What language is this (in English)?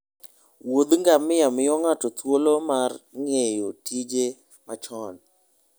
Luo (Kenya and Tanzania)